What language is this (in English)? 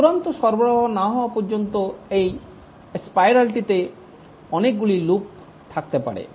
Bangla